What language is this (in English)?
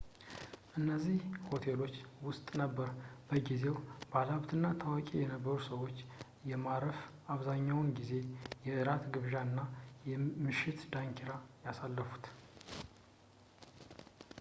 Amharic